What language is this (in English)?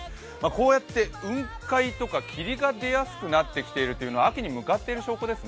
Japanese